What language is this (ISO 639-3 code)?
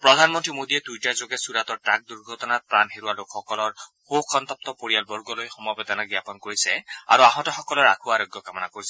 asm